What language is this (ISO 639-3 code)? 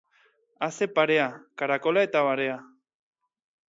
eus